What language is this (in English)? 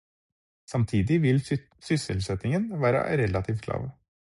Norwegian Bokmål